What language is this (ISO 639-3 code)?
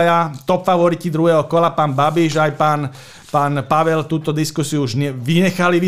slk